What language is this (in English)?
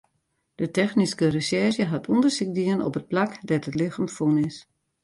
Western Frisian